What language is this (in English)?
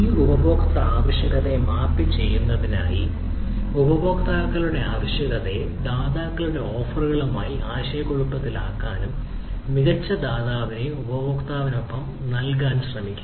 Malayalam